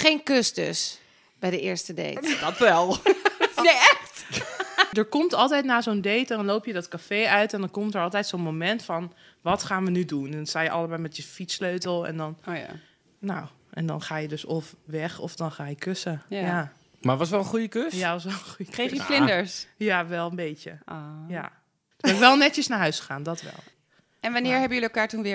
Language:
Dutch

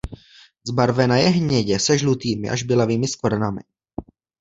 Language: Czech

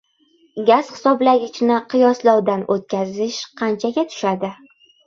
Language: Uzbek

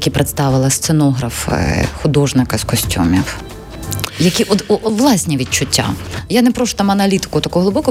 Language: Ukrainian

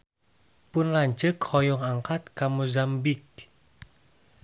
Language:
Sundanese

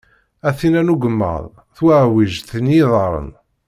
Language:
Kabyle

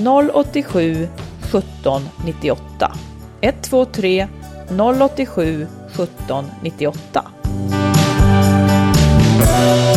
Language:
Swedish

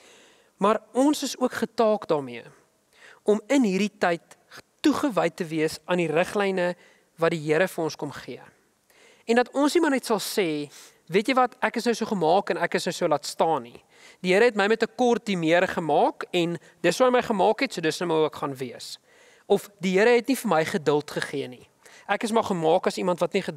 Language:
Dutch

